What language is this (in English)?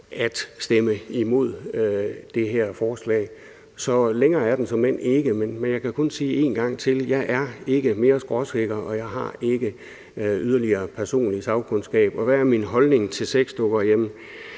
Danish